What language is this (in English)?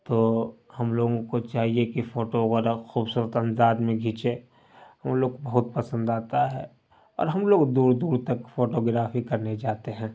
Urdu